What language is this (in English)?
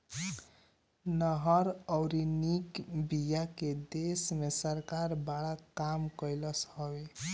Bhojpuri